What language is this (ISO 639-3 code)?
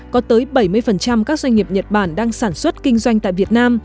vie